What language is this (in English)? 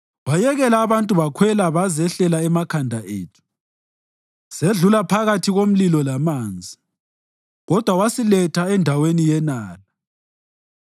North Ndebele